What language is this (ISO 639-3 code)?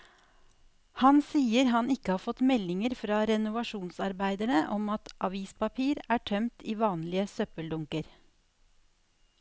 nor